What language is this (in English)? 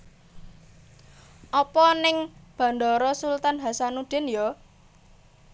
Javanese